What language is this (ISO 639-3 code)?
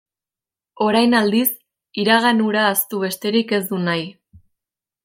eus